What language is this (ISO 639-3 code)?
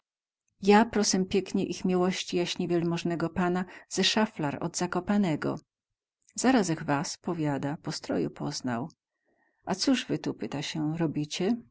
pol